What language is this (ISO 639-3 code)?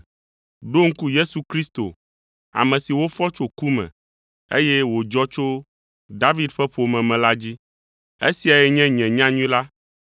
ewe